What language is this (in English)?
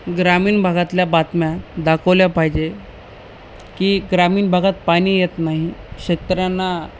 Marathi